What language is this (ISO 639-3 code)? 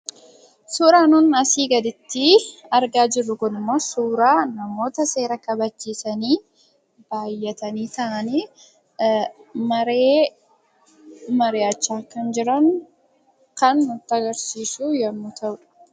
orm